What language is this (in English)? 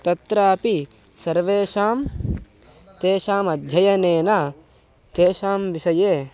Sanskrit